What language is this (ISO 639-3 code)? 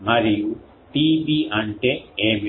tel